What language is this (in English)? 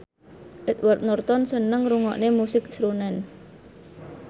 Javanese